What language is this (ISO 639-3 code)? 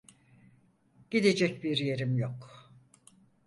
tur